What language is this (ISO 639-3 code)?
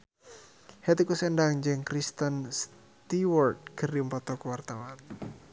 sun